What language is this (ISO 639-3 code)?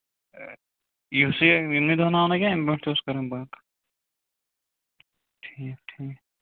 kas